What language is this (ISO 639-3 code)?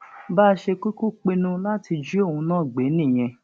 yor